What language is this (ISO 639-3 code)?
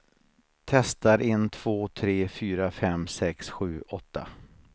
swe